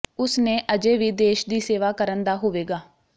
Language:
Punjabi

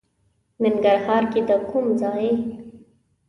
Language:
Pashto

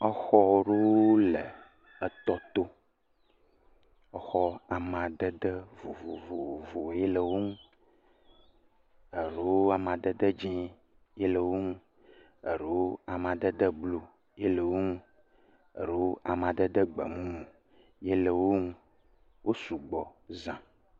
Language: Ewe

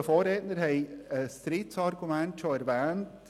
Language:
Swiss German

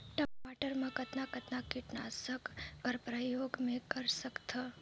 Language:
Chhattisgarhi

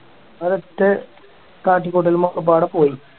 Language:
Malayalam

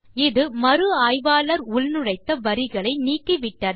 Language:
Tamil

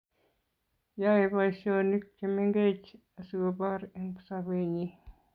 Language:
Kalenjin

